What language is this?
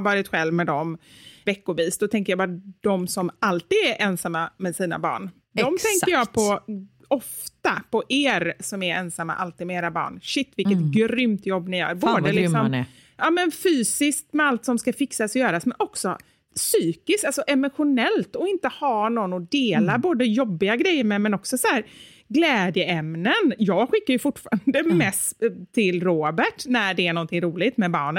Swedish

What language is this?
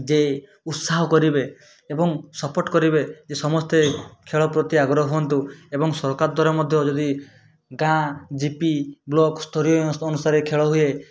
Odia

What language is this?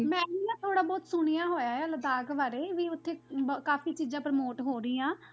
Punjabi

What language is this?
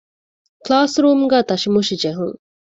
Divehi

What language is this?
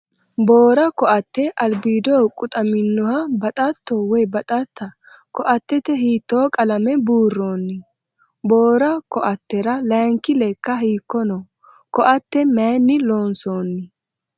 Sidamo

